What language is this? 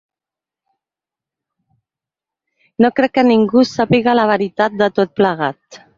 Catalan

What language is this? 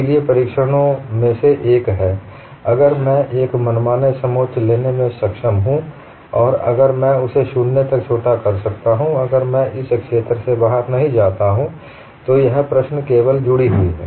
Hindi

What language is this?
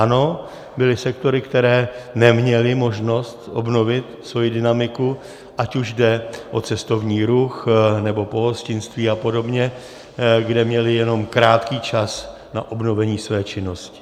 Czech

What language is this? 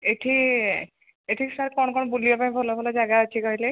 Odia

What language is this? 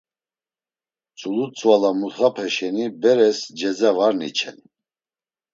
Laz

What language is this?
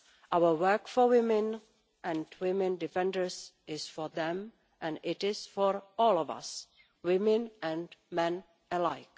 English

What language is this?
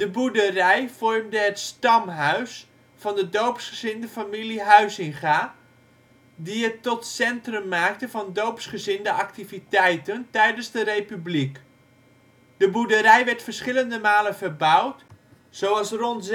Dutch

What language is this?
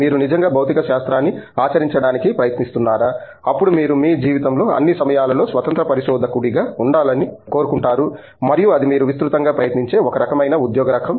Telugu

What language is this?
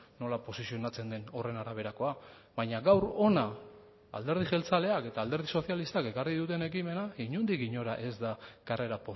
Basque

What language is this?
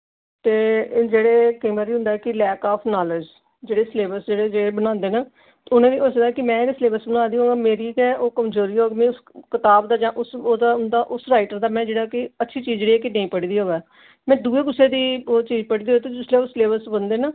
Dogri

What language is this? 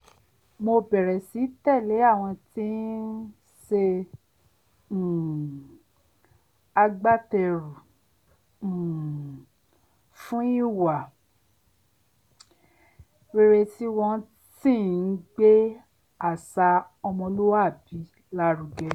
Yoruba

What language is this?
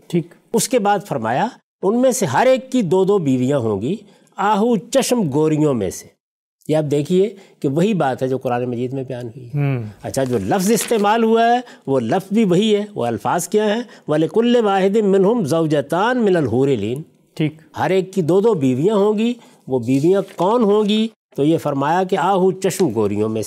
Urdu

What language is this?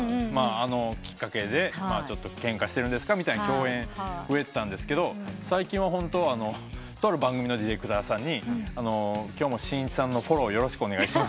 Japanese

